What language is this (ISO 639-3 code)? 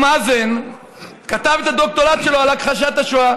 heb